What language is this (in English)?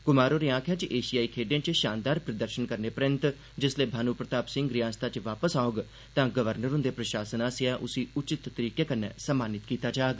Dogri